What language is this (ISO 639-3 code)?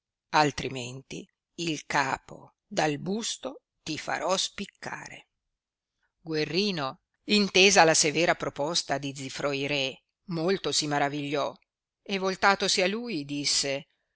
ita